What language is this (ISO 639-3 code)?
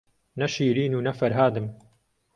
ckb